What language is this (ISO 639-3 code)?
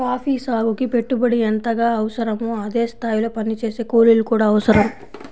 tel